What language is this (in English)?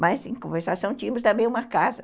Portuguese